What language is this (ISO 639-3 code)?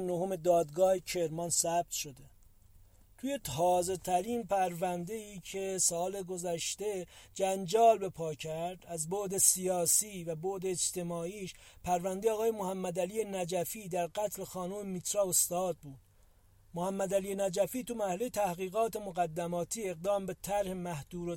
fas